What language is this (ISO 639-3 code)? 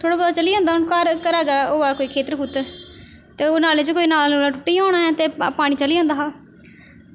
doi